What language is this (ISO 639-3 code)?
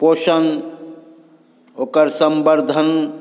mai